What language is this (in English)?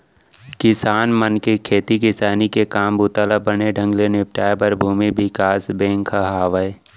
Chhattisgarhi